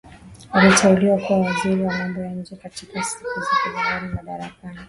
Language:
Swahili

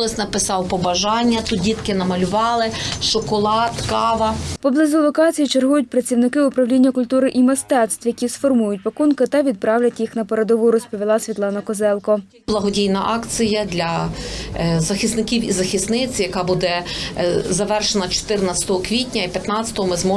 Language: Ukrainian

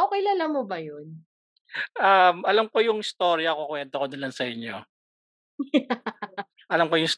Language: Filipino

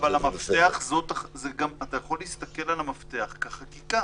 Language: Hebrew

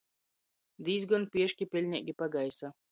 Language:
Latgalian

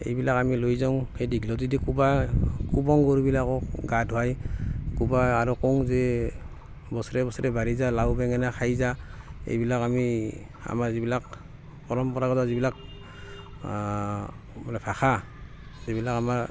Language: Assamese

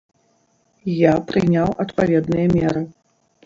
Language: Belarusian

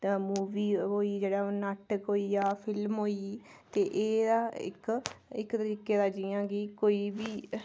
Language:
Dogri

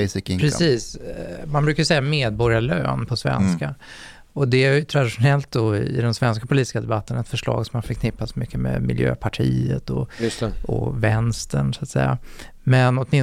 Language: Swedish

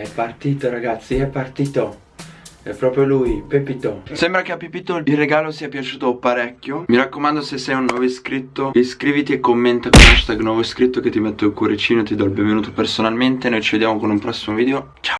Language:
Italian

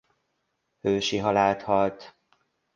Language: Hungarian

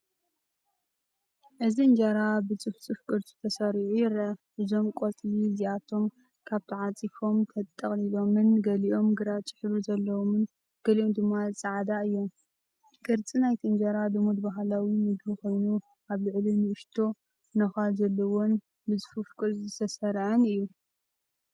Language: Tigrinya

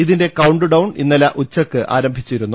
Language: Malayalam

